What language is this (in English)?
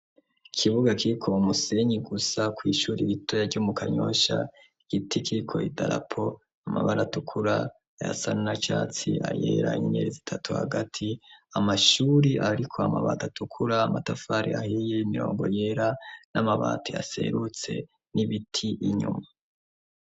Rundi